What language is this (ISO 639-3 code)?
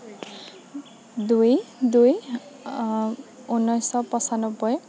asm